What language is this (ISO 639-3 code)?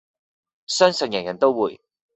yue